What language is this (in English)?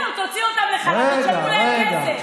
Hebrew